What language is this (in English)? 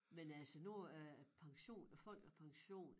Danish